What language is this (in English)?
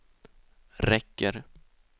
Swedish